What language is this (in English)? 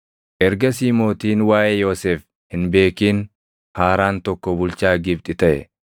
Oromo